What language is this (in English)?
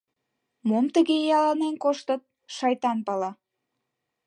Mari